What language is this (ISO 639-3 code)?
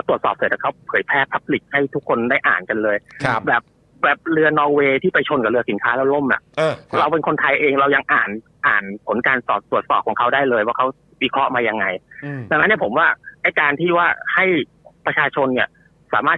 tha